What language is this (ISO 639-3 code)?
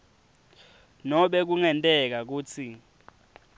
ssw